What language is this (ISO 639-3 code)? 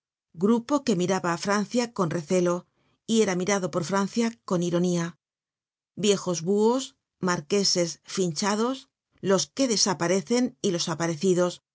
spa